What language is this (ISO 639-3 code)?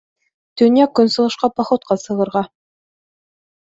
bak